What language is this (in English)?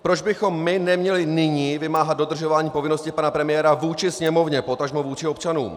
Czech